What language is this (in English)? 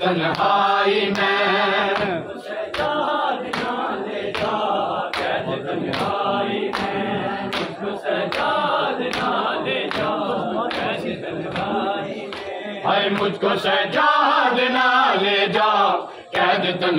Arabic